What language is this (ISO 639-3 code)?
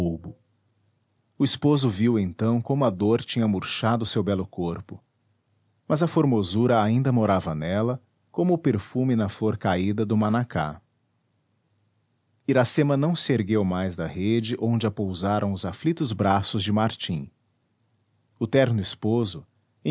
por